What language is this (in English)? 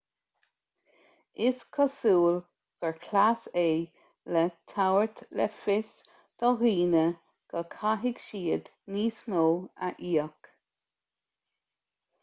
Irish